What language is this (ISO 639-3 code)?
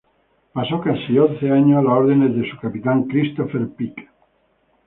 spa